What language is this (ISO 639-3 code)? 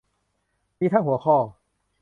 tha